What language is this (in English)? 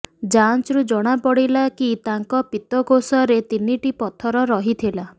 Odia